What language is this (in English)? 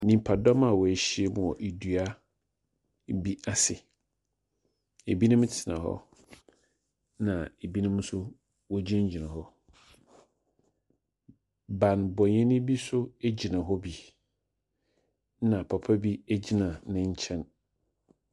Akan